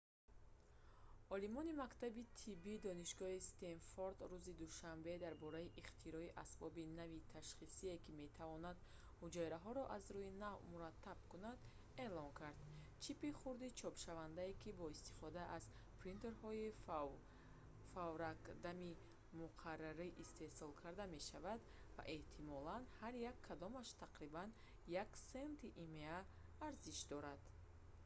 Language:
Tajik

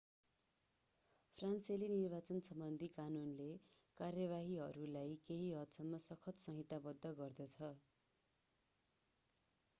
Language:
Nepali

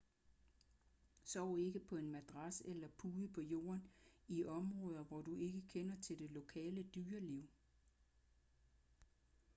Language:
Danish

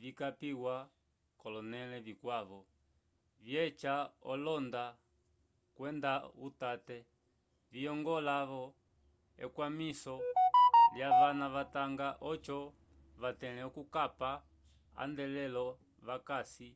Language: Umbundu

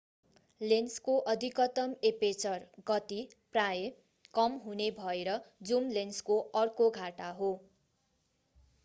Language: Nepali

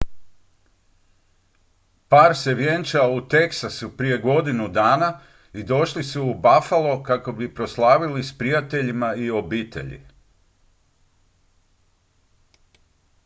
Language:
Croatian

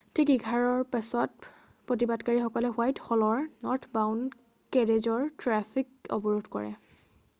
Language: Assamese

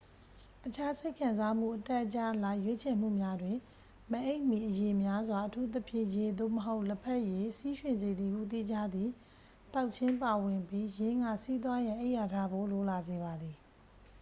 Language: Burmese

